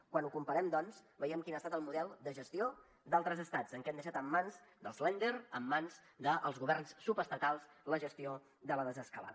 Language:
Catalan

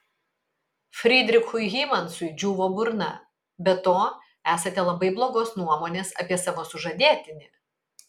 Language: Lithuanian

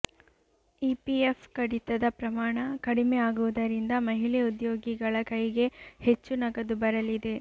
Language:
Kannada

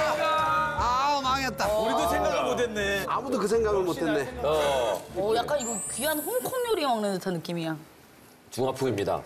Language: Korean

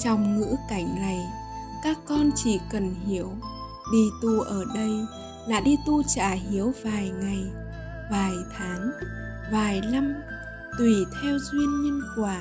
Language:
Vietnamese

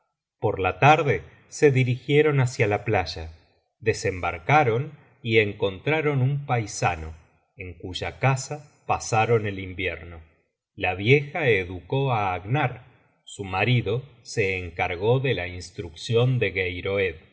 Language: Spanish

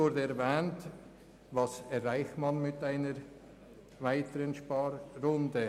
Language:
Swiss German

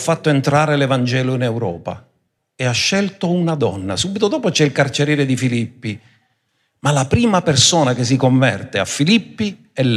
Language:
Italian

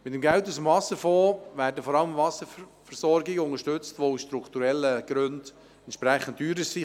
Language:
Swiss German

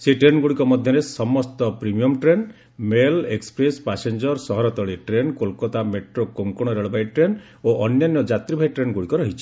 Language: Odia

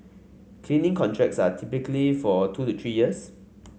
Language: English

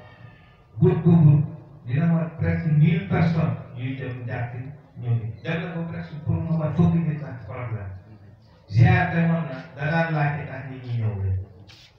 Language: Arabic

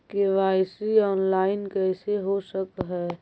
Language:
Magahi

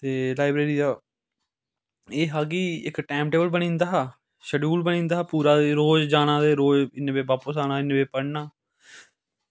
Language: Dogri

